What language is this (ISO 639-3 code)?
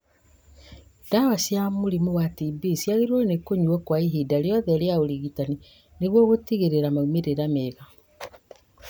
kik